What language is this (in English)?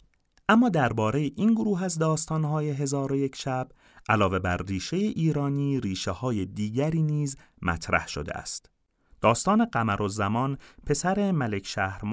Persian